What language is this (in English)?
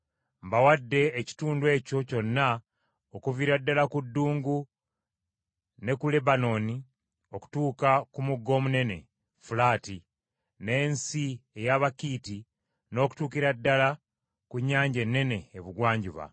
Ganda